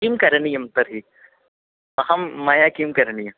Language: Sanskrit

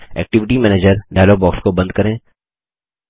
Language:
Hindi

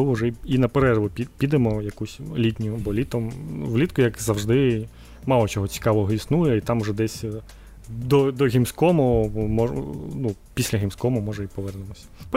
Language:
Ukrainian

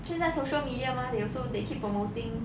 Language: English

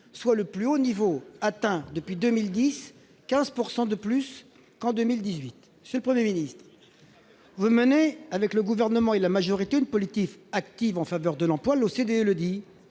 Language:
French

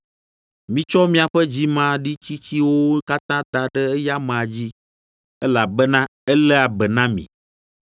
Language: Ewe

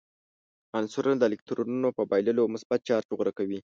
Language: Pashto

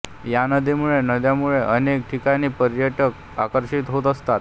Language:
Marathi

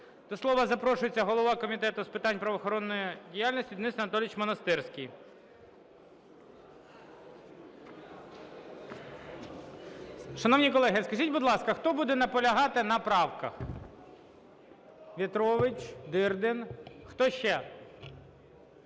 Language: Ukrainian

